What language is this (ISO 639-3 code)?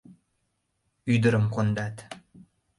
chm